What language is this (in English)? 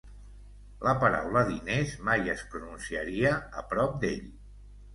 Catalan